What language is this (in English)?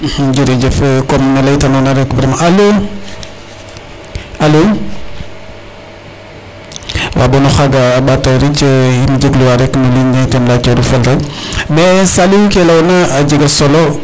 Serer